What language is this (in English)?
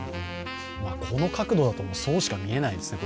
Japanese